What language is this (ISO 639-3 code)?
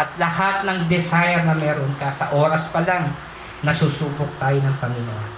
fil